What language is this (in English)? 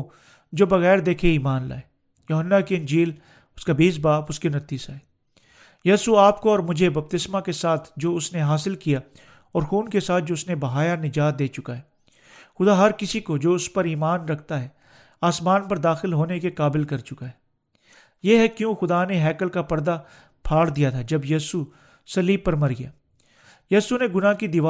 Urdu